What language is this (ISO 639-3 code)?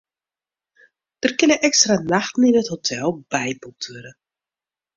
fry